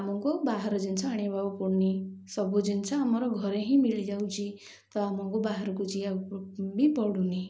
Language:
Odia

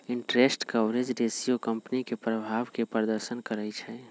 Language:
Magahi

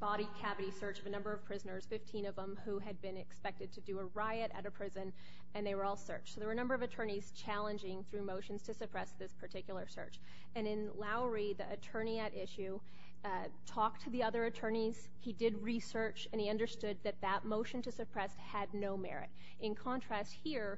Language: English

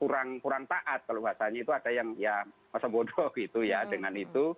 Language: Indonesian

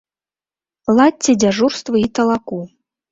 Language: Belarusian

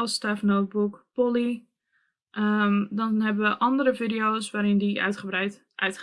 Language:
Dutch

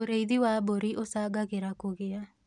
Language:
Kikuyu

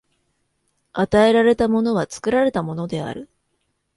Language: Japanese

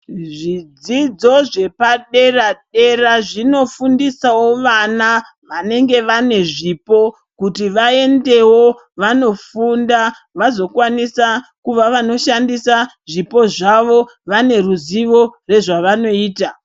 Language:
Ndau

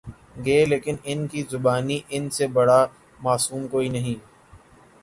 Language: Urdu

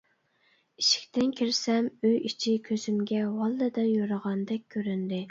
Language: Uyghur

